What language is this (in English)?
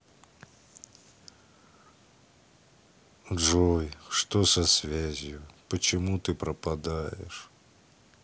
Russian